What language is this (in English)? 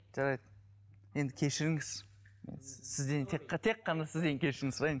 Kazakh